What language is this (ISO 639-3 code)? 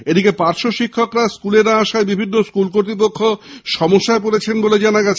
ben